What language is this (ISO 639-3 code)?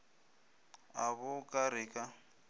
nso